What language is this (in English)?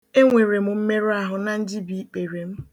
Igbo